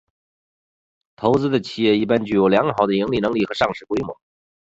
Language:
Chinese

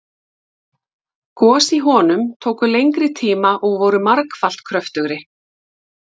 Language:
Icelandic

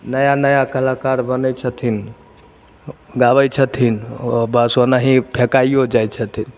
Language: Maithili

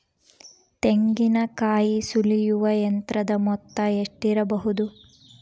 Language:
Kannada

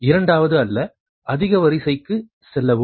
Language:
Tamil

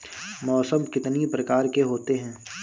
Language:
Hindi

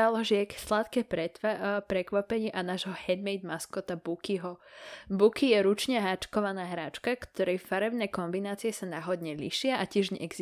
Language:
Slovak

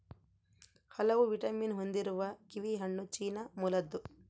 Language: Kannada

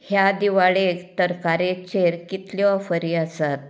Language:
Konkani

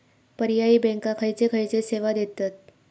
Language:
Marathi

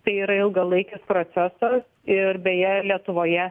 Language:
Lithuanian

